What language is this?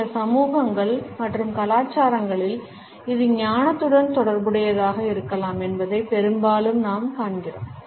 Tamil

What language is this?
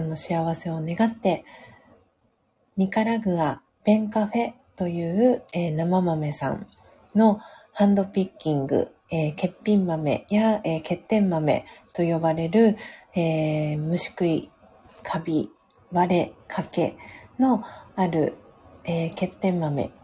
Japanese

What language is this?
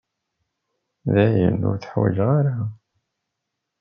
Kabyle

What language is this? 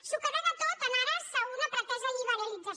Catalan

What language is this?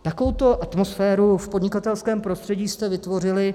Czech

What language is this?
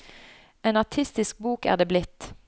Norwegian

